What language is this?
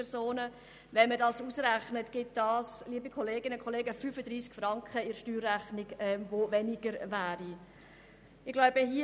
Swiss German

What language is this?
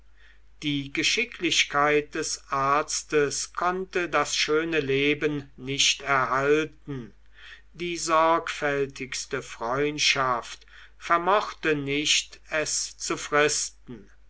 German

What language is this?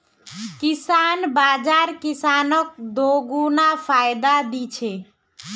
Magahi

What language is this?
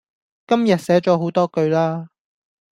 Cantonese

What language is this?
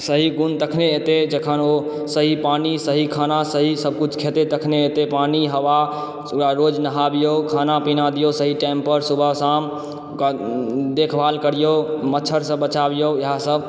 Maithili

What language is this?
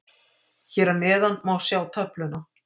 Icelandic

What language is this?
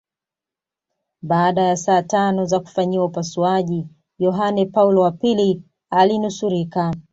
Swahili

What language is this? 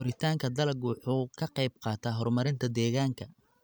Somali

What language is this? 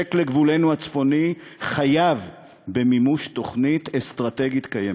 Hebrew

